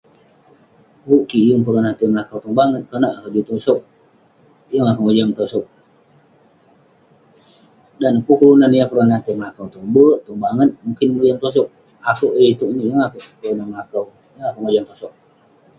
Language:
Western Penan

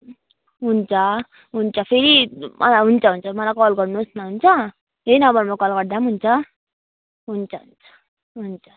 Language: Nepali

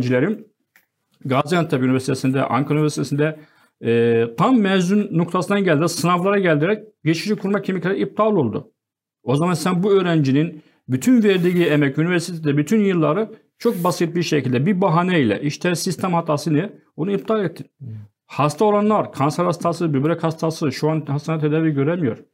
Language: Turkish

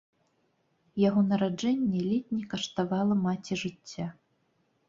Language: Belarusian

